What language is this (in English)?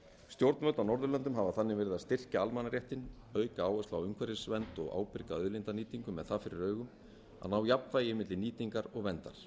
Icelandic